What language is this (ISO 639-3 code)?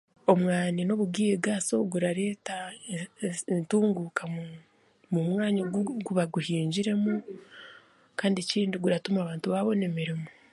cgg